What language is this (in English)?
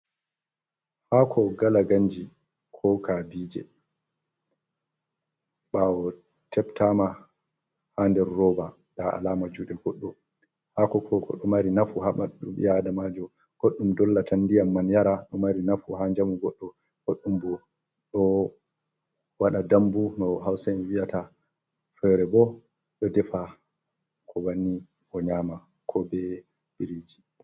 Fula